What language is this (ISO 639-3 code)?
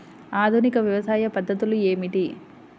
tel